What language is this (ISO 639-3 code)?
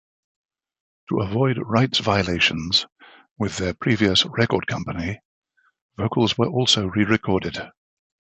eng